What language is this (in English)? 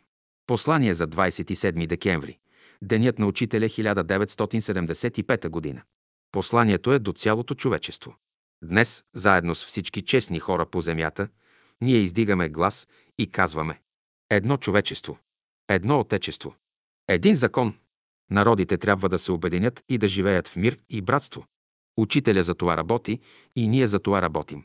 Bulgarian